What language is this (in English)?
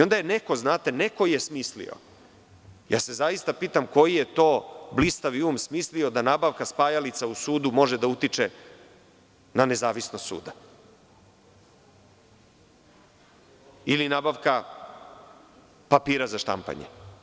Serbian